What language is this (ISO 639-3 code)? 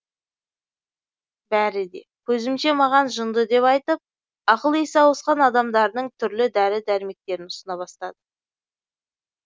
kaz